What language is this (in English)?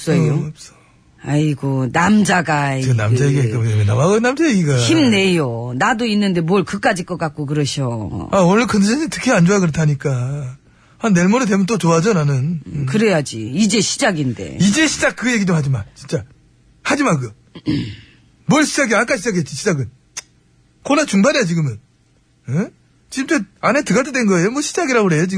Korean